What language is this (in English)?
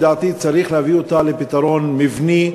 Hebrew